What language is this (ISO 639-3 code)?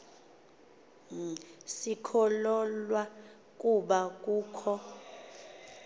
xho